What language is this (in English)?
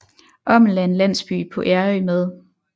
Danish